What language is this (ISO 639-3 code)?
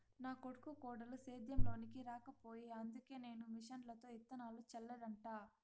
tel